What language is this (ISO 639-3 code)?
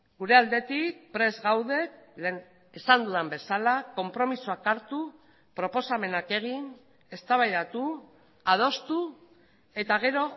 eus